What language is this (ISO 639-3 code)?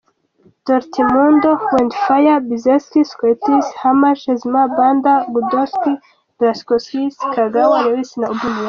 kin